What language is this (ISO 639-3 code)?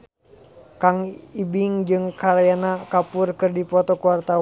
sun